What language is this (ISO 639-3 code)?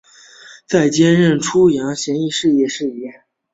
zho